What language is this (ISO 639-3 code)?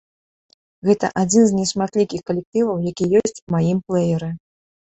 bel